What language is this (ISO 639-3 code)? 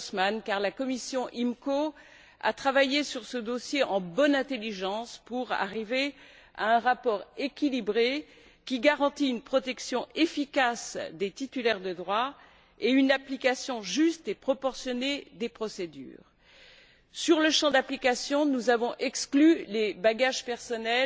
fra